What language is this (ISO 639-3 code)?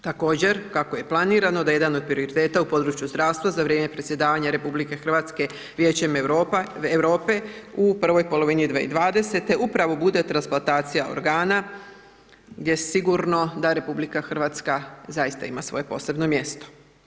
hrv